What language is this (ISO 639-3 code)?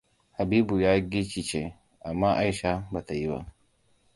hau